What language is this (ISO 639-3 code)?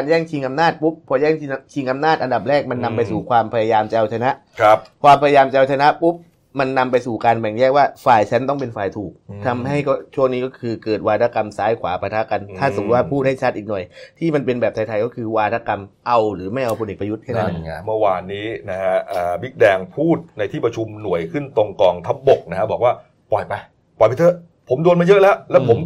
tha